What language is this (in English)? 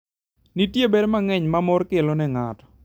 Luo (Kenya and Tanzania)